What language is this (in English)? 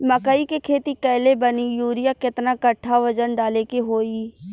Bhojpuri